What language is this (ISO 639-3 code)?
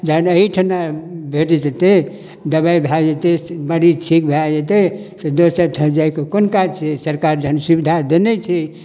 mai